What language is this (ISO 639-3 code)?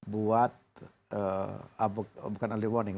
ind